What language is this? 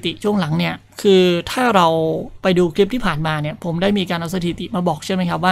Thai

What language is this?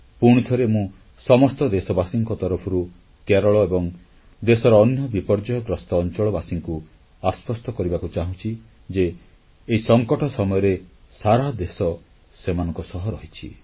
Odia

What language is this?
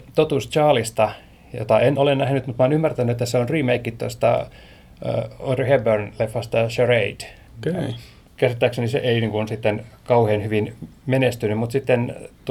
Finnish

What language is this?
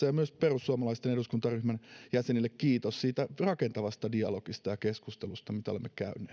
Finnish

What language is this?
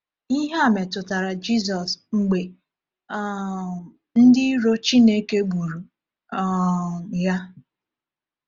Igbo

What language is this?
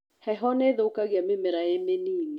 Kikuyu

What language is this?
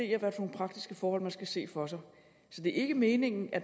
Danish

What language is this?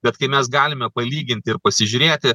Lithuanian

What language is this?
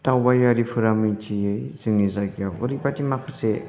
Bodo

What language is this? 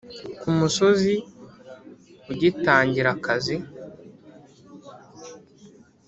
Kinyarwanda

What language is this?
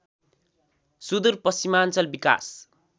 Nepali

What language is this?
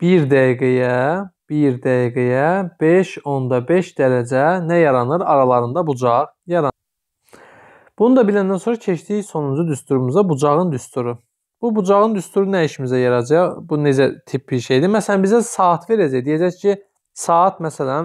Turkish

